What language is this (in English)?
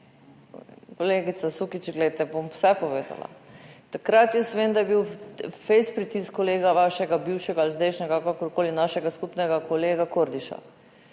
Slovenian